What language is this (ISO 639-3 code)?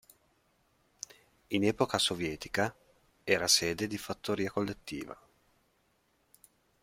ita